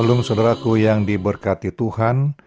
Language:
Indonesian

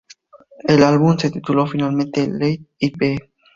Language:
Spanish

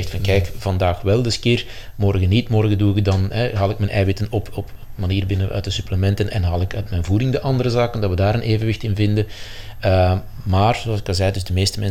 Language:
Dutch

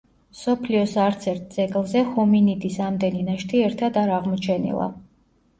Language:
Georgian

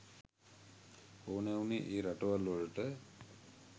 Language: Sinhala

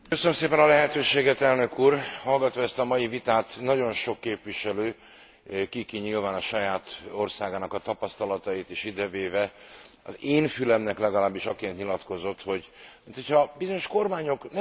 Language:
Hungarian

